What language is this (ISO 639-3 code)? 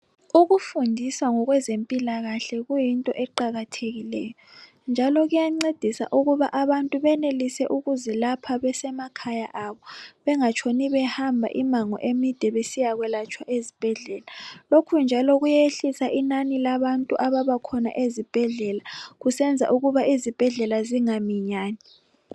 nde